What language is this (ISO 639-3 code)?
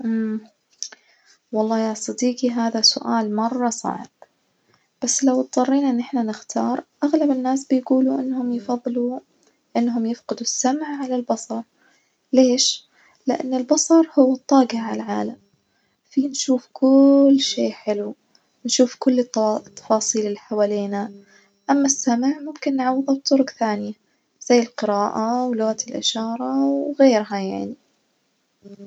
ars